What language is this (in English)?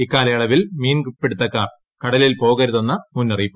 Malayalam